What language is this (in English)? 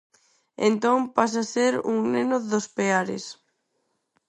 Galician